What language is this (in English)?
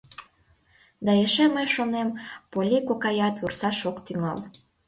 Mari